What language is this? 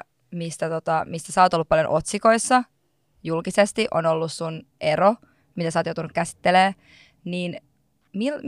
Finnish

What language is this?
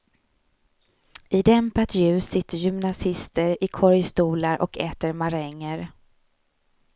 Swedish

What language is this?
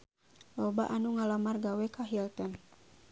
Sundanese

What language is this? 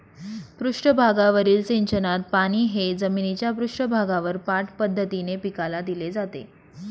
Marathi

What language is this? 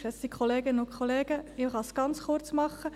Swiss German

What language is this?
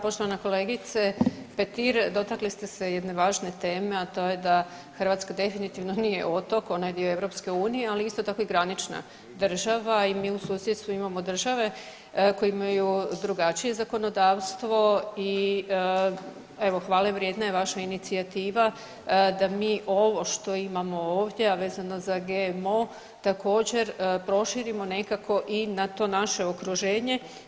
Croatian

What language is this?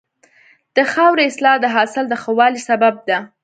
Pashto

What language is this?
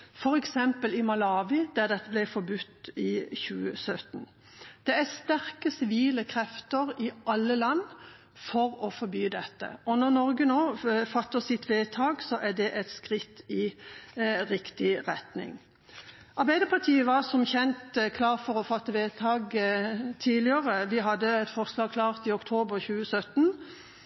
Norwegian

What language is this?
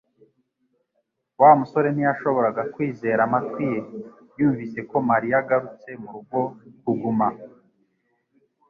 Kinyarwanda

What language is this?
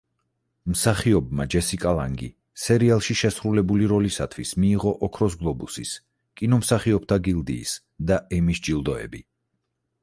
Georgian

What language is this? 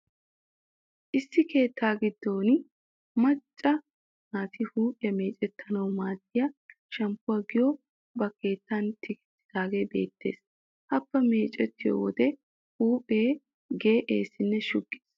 Wolaytta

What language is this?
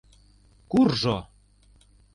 Mari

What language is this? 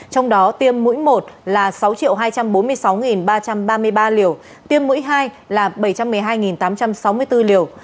Vietnamese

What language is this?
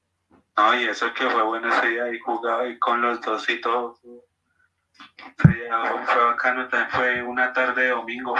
Spanish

